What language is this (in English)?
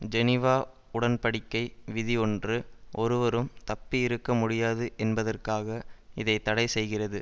Tamil